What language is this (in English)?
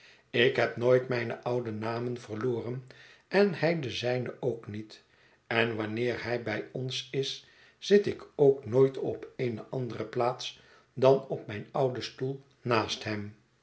Dutch